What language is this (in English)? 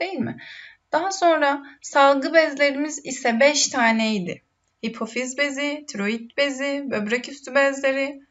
Turkish